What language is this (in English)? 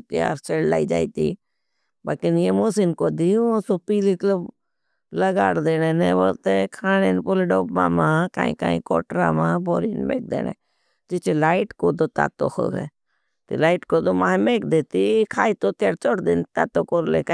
Bhili